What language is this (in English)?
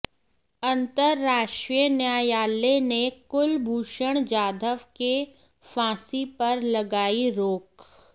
Hindi